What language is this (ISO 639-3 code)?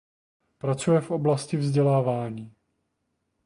ces